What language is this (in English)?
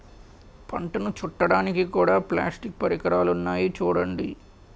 Telugu